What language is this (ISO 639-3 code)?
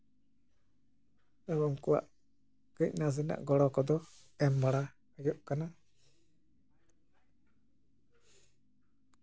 sat